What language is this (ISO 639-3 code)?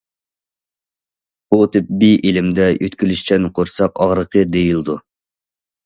uig